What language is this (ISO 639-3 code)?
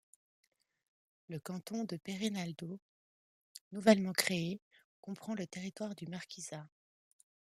fra